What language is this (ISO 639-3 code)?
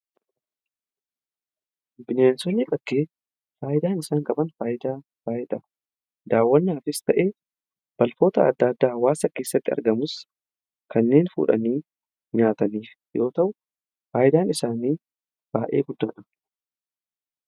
orm